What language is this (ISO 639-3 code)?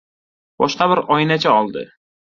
uzb